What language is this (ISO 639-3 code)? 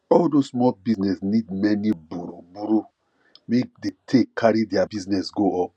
pcm